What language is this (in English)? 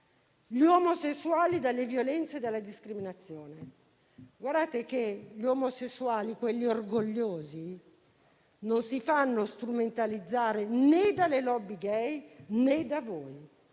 Italian